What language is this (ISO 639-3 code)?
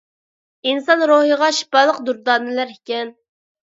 uig